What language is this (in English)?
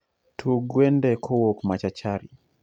Luo (Kenya and Tanzania)